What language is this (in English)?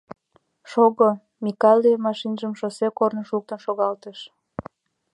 Mari